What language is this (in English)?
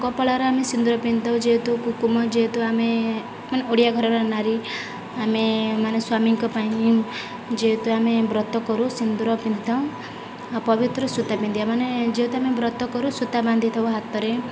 Odia